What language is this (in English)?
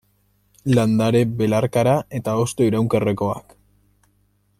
Basque